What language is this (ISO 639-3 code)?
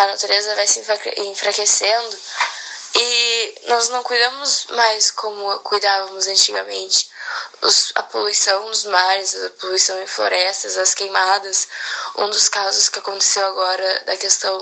por